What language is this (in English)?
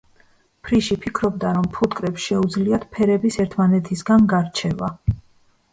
Georgian